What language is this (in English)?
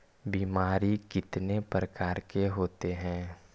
Magahi